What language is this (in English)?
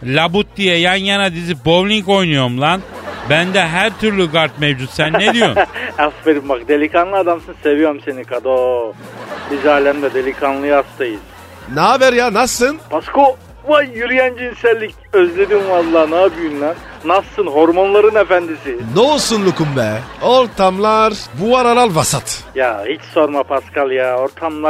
Turkish